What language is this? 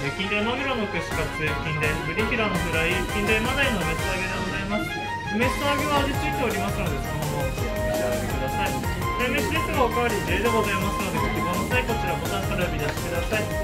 Japanese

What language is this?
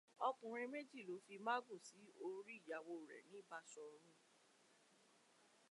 Yoruba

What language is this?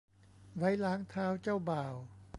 Thai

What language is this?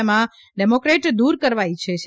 Gujarati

